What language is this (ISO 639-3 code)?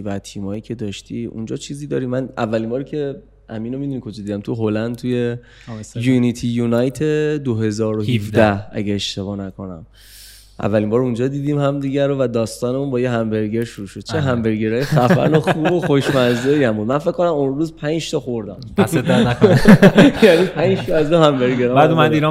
fas